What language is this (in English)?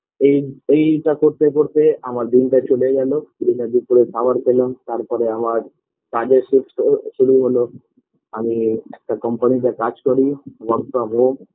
Bangla